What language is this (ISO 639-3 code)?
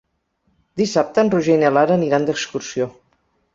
cat